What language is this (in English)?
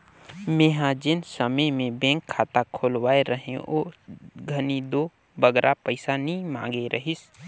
Chhattisgarhi